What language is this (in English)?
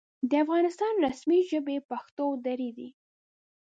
Pashto